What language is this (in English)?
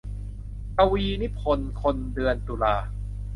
Thai